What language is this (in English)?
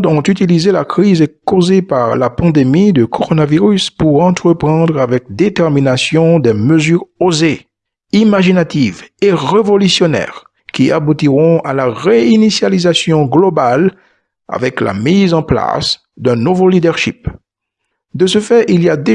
French